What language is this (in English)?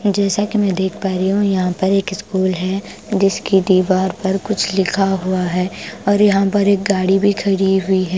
Hindi